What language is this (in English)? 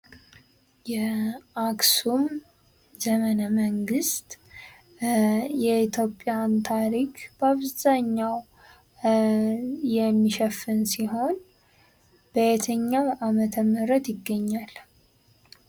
Amharic